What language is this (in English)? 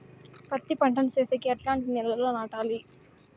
Telugu